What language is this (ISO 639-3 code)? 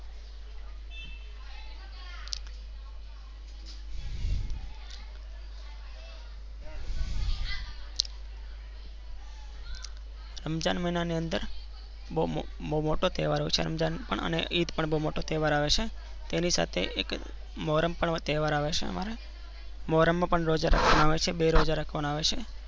guj